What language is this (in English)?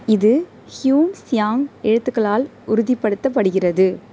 Tamil